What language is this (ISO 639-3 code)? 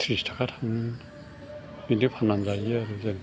brx